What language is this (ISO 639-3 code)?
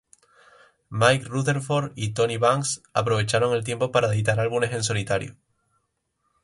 spa